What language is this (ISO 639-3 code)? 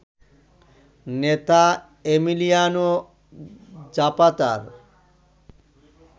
ben